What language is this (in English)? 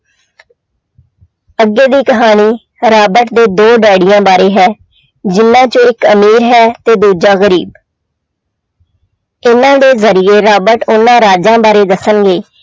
Punjabi